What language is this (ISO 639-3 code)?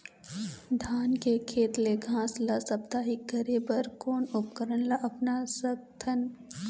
hne